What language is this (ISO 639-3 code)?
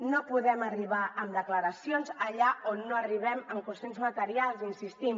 cat